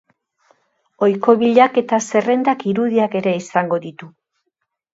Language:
Basque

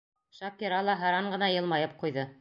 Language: Bashkir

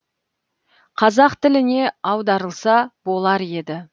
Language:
Kazakh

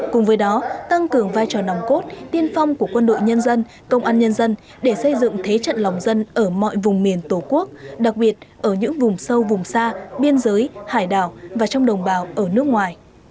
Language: Vietnamese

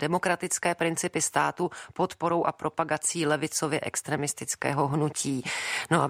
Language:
Czech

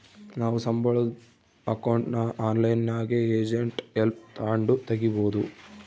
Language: Kannada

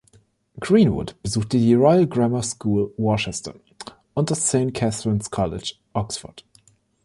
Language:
German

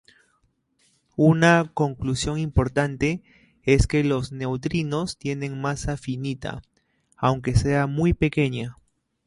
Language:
Spanish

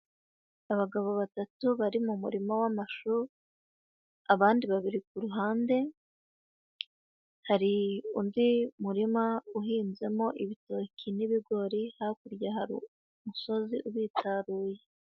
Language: Kinyarwanda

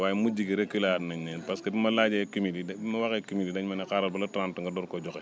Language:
Wolof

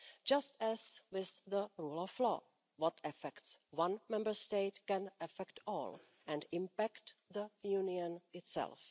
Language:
English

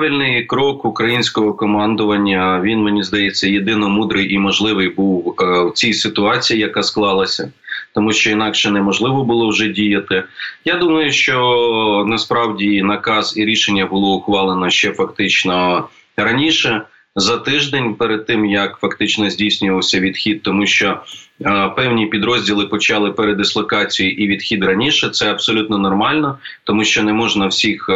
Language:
Ukrainian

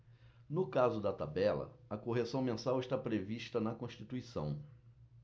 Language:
Portuguese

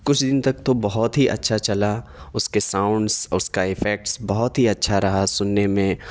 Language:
Urdu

